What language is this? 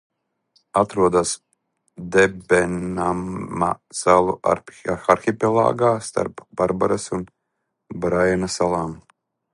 Latvian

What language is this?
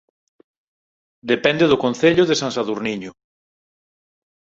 Galician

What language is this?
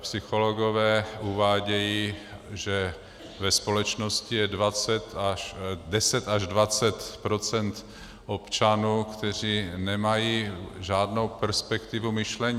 Czech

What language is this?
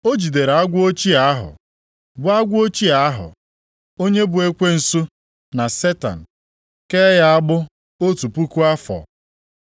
Igbo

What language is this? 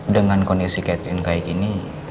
Indonesian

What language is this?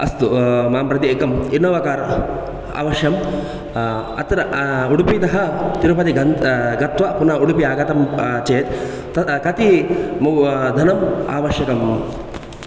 Sanskrit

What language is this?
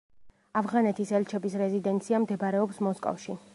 Georgian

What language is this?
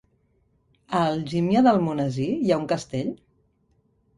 Catalan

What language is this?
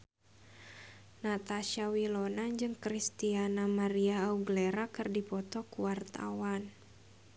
Sundanese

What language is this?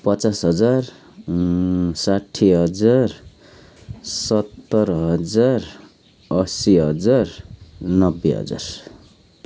Nepali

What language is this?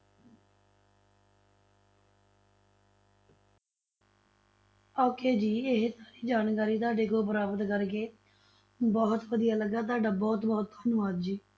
Punjabi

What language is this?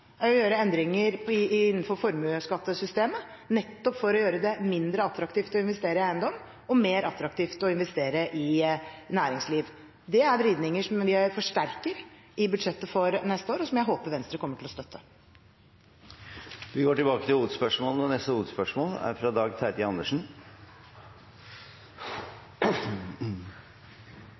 Norwegian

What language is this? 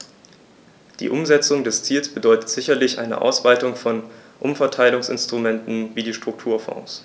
German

